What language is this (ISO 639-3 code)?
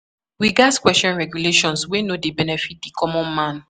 pcm